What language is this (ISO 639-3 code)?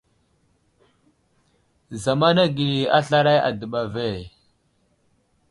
udl